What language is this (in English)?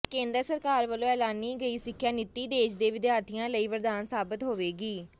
Punjabi